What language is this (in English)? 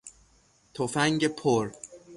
Persian